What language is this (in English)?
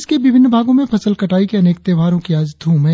Hindi